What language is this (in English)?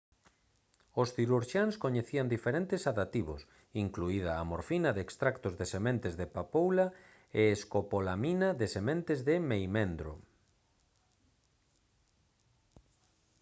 Galician